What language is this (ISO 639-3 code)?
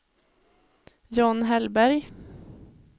swe